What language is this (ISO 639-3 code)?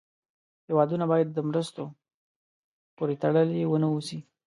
pus